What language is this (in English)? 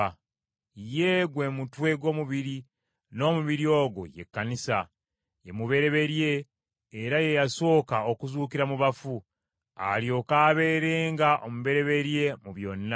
Ganda